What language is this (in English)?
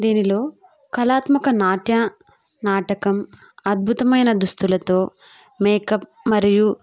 Telugu